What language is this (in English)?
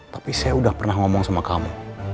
Indonesian